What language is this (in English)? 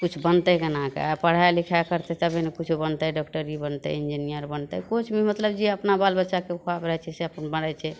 Maithili